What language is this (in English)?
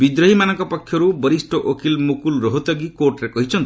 Odia